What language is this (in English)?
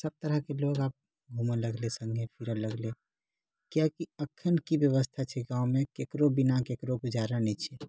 Maithili